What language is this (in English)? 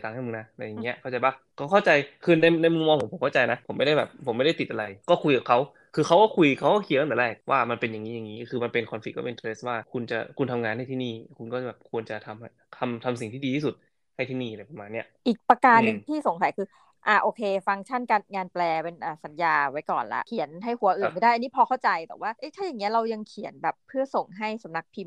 Thai